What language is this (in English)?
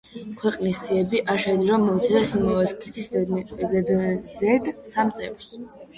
Georgian